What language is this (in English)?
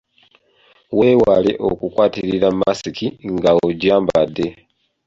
Ganda